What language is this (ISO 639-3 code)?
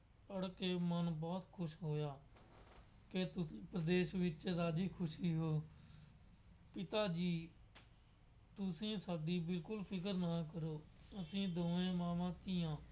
pan